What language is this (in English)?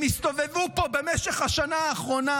Hebrew